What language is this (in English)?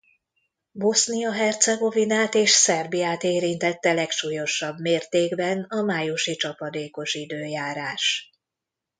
Hungarian